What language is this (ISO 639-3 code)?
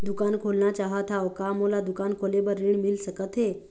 hne